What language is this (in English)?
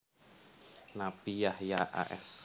Javanese